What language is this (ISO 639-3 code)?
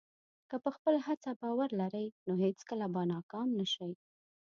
pus